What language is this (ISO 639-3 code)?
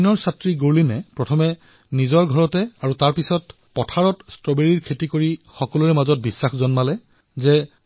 asm